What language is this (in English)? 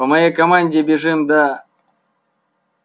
Russian